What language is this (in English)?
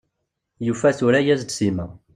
Kabyle